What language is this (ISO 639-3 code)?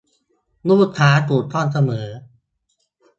tha